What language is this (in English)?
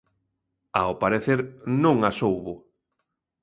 Galician